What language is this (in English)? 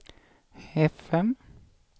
Swedish